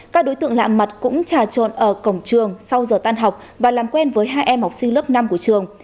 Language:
Vietnamese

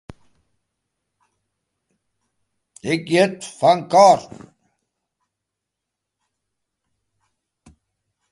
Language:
Western Frisian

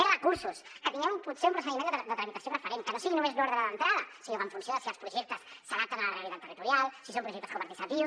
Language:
Catalan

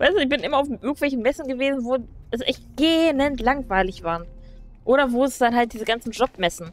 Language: German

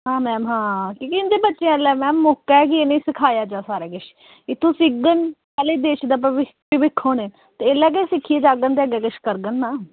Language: Dogri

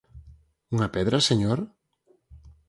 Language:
Galician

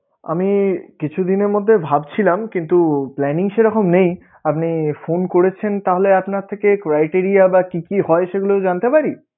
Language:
Bangla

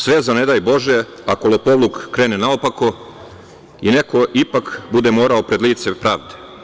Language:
Serbian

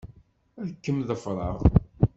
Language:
Kabyle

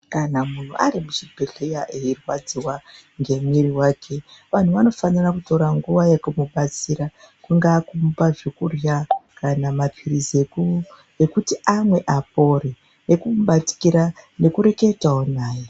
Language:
Ndau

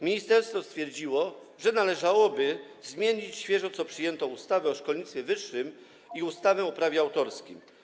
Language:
Polish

